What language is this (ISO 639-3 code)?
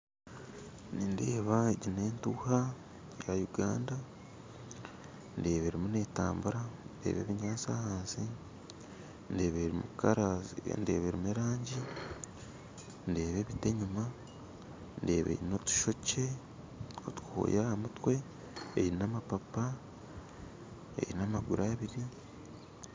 nyn